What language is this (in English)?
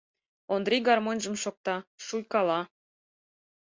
Mari